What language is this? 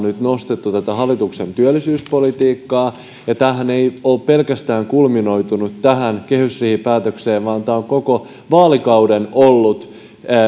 Finnish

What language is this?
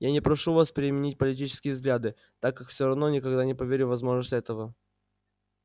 Russian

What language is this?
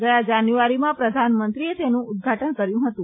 Gujarati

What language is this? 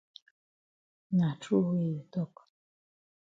Cameroon Pidgin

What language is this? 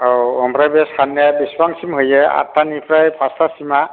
Bodo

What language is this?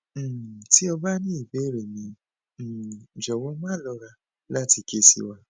Yoruba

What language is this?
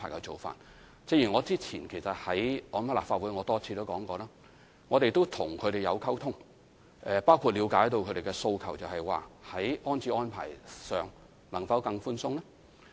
Cantonese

